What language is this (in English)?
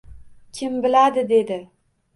Uzbek